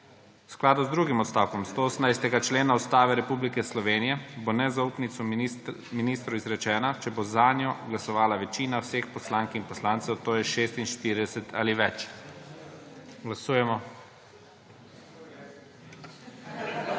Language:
Slovenian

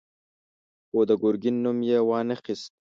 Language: Pashto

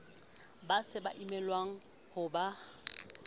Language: Southern Sotho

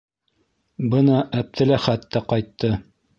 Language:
Bashkir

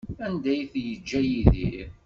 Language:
Kabyle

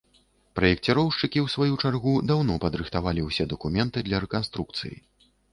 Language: Belarusian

